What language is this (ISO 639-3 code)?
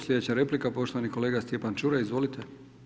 hrv